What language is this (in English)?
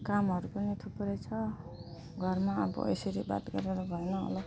Nepali